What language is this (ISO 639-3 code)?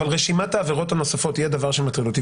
heb